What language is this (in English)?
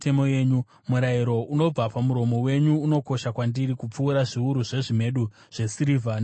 Shona